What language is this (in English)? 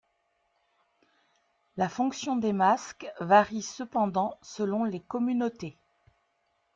French